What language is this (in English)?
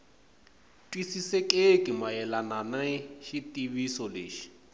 Tsonga